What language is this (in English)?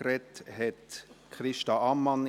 Swiss German